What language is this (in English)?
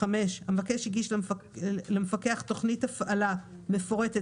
Hebrew